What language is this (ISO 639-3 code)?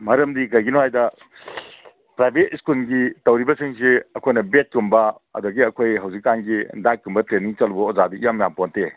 mni